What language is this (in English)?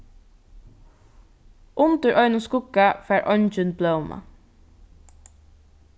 Faroese